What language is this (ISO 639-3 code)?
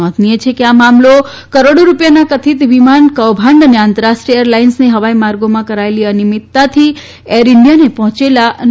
guj